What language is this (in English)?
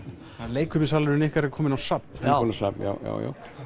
Icelandic